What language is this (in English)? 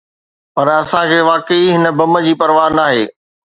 Sindhi